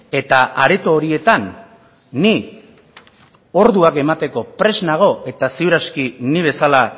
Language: Basque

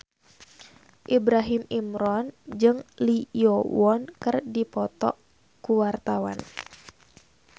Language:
Sundanese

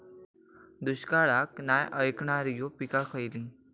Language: Marathi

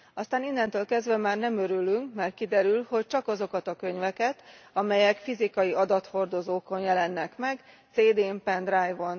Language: Hungarian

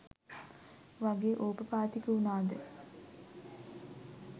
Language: Sinhala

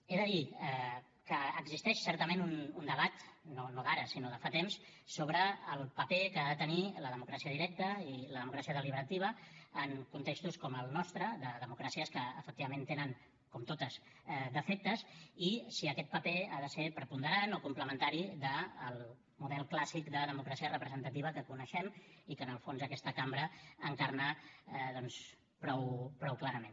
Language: Catalan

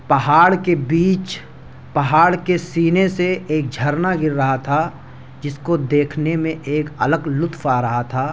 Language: Urdu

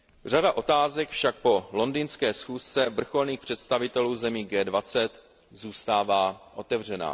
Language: Czech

